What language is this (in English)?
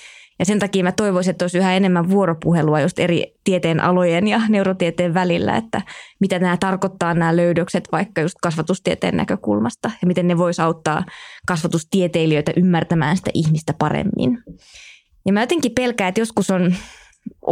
Finnish